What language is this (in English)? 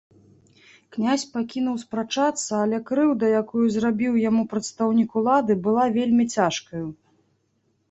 Belarusian